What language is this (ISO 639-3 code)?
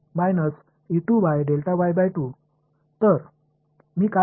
mar